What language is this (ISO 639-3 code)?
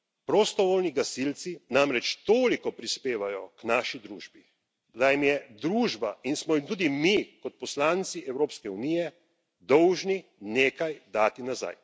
slv